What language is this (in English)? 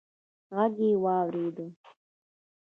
Pashto